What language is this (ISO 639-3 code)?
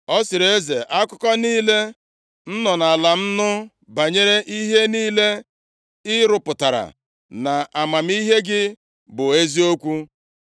ibo